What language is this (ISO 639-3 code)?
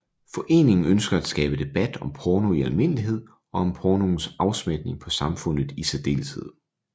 dan